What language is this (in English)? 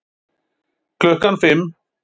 Icelandic